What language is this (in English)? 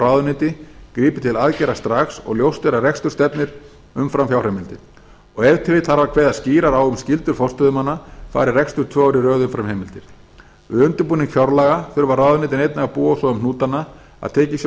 Icelandic